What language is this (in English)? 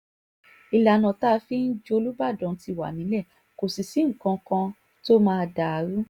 Yoruba